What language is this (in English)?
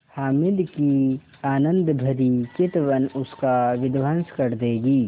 Hindi